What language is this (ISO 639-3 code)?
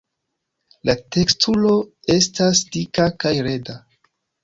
epo